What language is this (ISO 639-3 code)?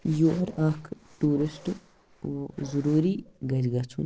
kas